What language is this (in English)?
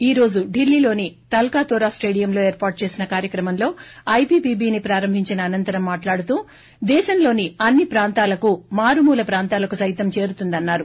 Telugu